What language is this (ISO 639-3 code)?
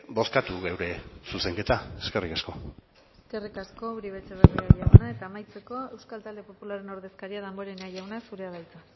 eus